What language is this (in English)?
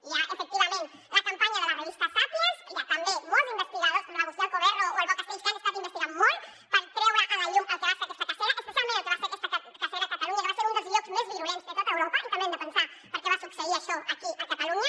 Catalan